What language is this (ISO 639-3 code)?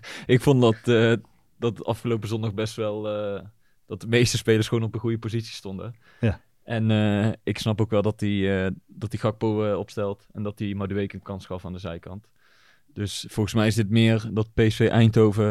nld